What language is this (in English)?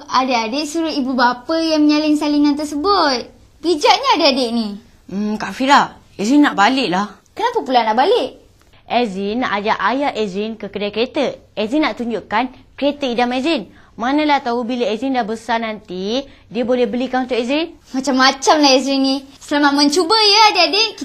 Malay